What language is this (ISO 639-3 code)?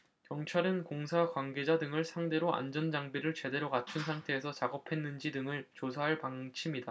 kor